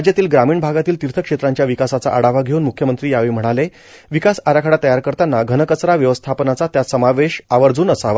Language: Marathi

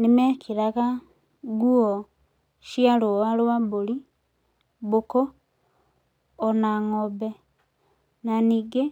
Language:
Kikuyu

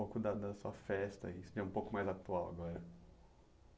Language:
Portuguese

